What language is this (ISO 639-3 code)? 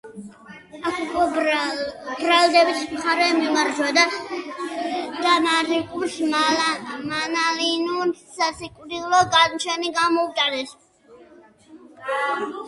kat